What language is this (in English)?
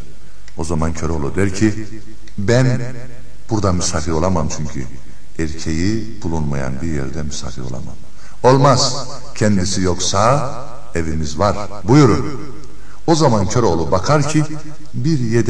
Turkish